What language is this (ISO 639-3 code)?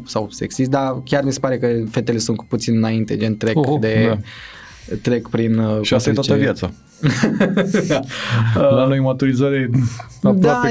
ron